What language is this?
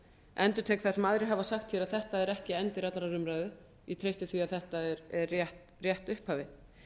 Icelandic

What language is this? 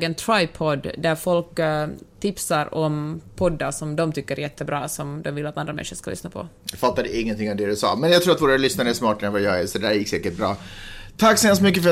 Swedish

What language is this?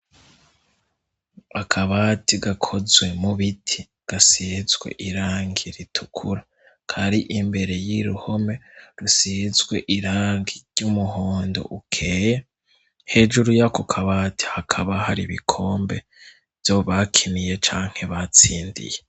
Rundi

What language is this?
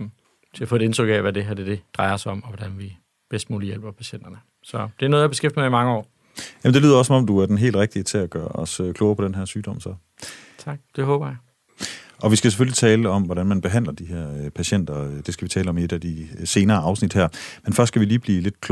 Danish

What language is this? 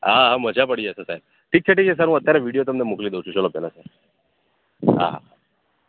Gujarati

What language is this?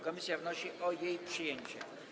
Polish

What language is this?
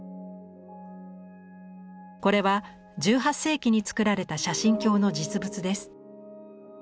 Japanese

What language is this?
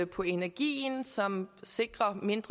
Danish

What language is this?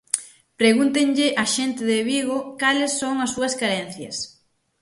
Galician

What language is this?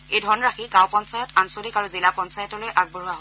Assamese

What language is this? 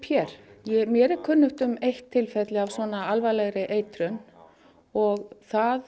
Icelandic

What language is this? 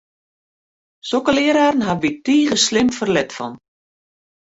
Western Frisian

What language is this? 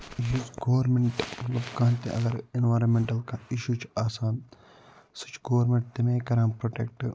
Kashmiri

